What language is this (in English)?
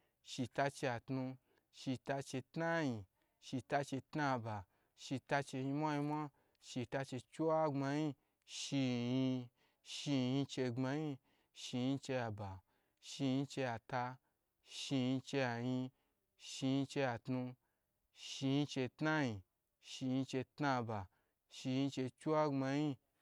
Gbagyi